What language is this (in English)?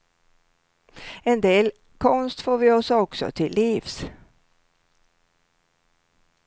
Swedish